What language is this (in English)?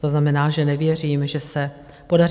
Czech